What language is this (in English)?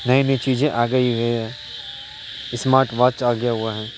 Urdu